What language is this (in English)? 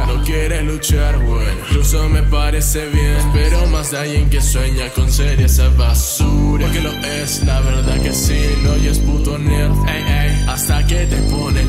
Italian